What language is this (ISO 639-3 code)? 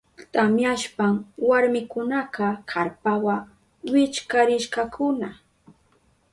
qup